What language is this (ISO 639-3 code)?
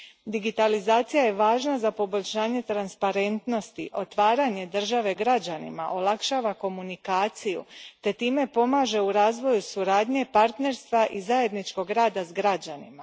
hrv